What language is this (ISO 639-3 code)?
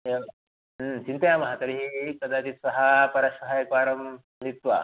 san